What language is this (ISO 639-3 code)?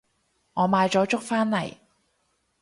yue